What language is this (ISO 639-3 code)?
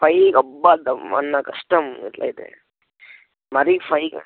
tel